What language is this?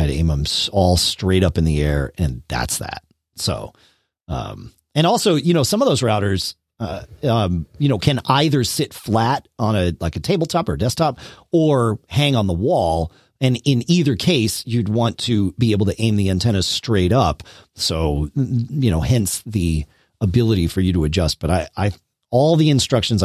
English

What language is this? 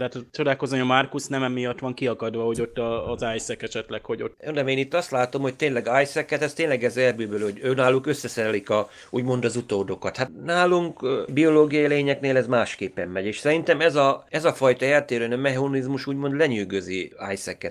Hungarian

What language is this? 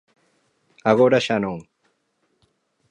Galician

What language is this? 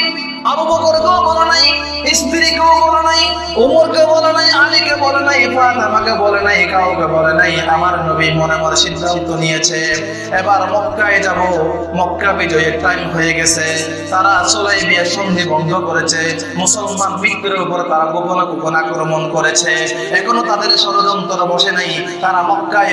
Turkish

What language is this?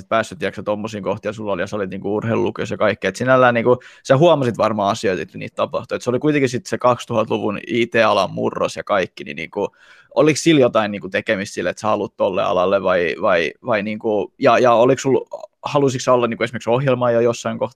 Finnish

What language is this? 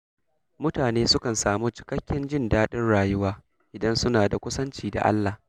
Hausa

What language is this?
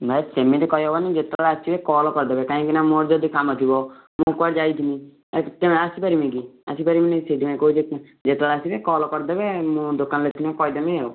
Odia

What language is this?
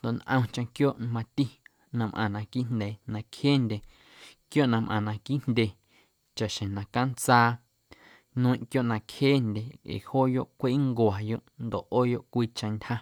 Guerrero Amuzgo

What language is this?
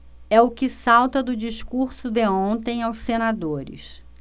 Portuguese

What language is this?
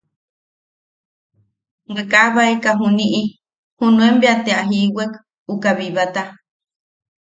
Yaqui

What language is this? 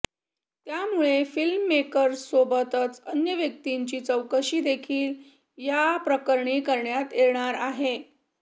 Marathi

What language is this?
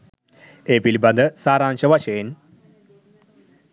Sinhala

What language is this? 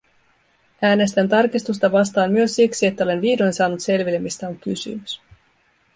Finnish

